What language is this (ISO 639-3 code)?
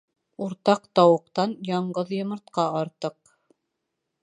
bak